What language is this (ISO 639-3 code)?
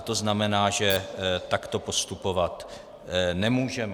ces